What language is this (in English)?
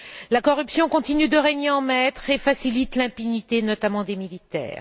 French